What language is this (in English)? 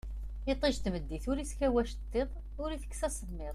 Kabyle